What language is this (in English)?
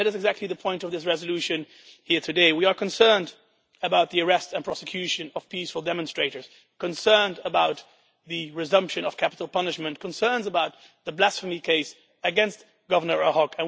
English